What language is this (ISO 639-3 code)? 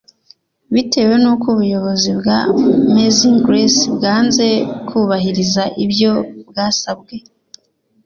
kin